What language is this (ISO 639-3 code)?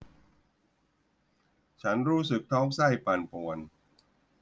tha